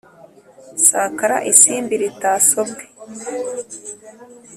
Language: Kinyarwanda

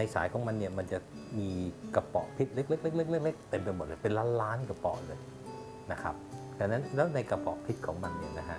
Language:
Thai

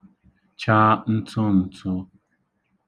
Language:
Igbo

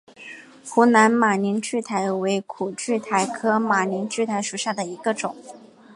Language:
Chinese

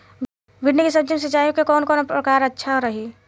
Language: Bhojpuri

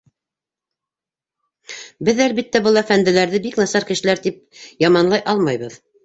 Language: Bashkir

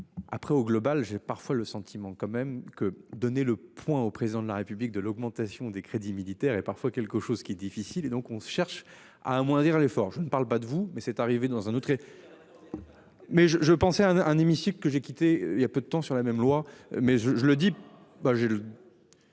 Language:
French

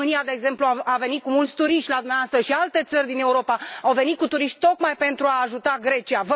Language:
Romanian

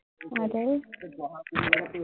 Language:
Assamese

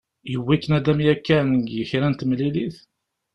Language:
Kabyle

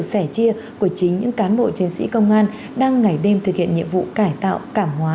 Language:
Vietnamese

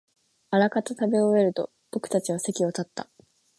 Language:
Japanese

